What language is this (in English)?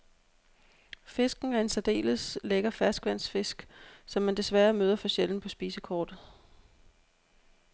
Danish